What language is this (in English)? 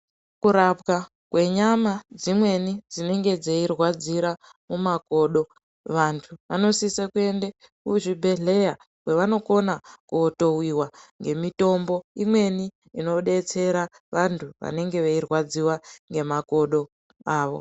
Ndau